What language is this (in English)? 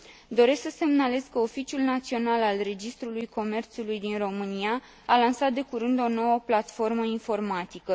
Romanian